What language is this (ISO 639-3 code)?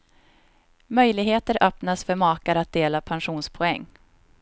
swe